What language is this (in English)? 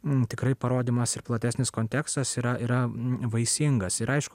Lithuanian